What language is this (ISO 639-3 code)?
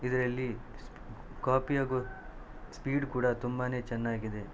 kan